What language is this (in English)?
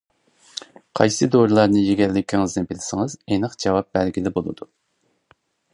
Uyghur